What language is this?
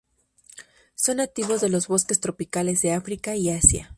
Spanish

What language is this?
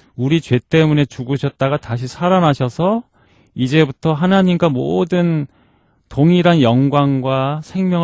Korean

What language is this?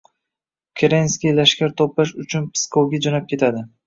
Uzbek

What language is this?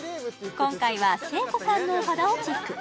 Japanese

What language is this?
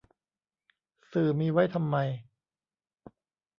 Thai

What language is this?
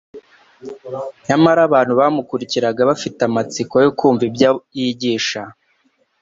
Kinyarwanda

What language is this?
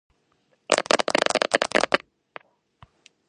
Georgian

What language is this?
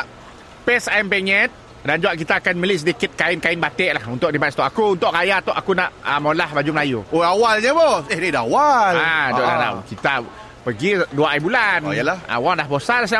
Malay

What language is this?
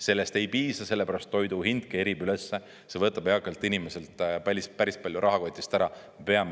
Estonian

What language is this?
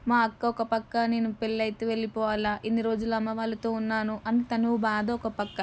Telugu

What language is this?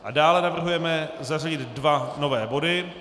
Czech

